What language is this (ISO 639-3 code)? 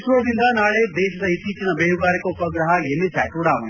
kan